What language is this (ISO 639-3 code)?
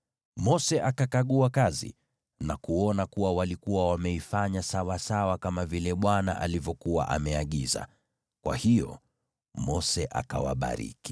swa